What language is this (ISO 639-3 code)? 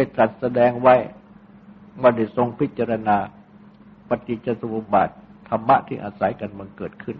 tha